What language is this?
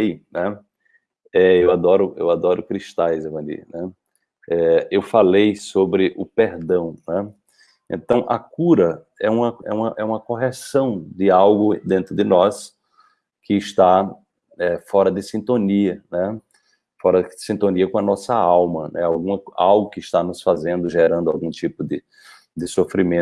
Portuguese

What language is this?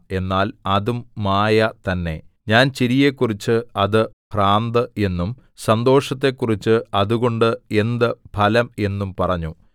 Malayalam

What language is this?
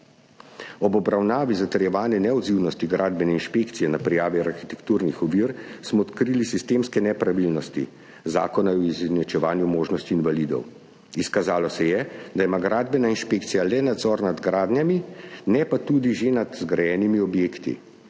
Slovenian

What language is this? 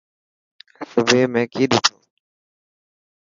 Dhatki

